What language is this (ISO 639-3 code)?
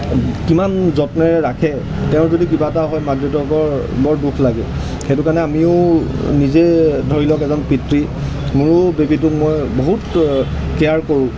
asm